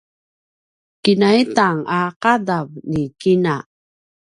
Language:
Paiwan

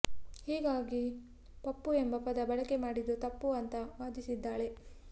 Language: Kannada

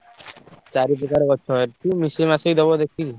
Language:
Odia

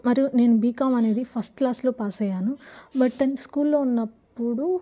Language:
Telugu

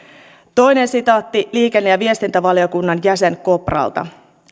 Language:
Finnish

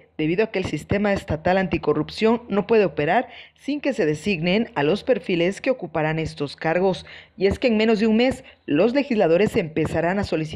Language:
Spanish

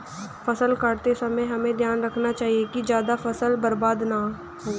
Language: Hindi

